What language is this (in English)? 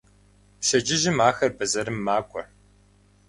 Kabardian